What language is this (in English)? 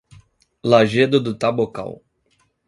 Portuguese